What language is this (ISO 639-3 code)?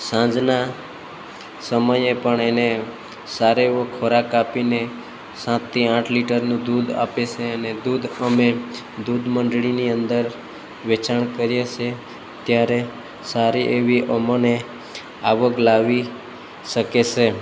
guj